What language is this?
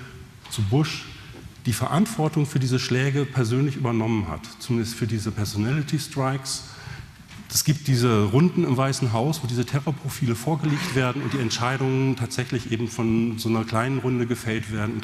German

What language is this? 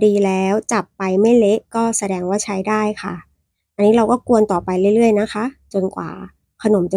Thai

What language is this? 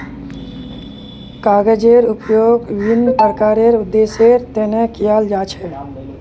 Magahi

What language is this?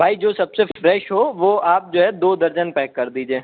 Urdu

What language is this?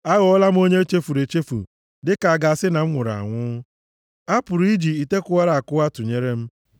Igbo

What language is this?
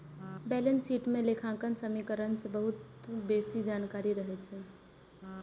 Maithili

